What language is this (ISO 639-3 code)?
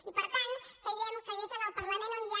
cat